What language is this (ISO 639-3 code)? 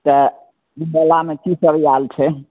mai